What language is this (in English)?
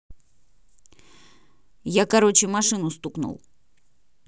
Russian